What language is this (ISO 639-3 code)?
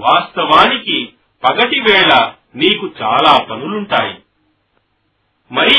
tel